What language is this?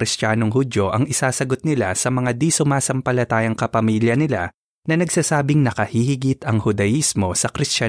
Filipino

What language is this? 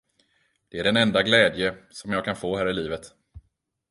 Swedish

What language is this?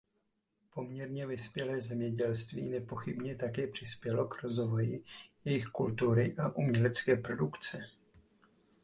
Czech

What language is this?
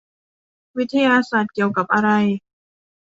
Thai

